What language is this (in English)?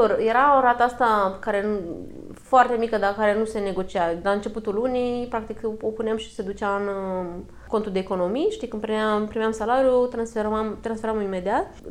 Romanian